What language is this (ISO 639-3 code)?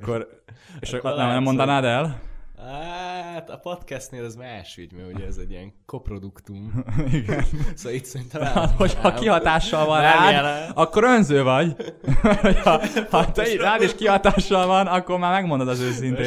hun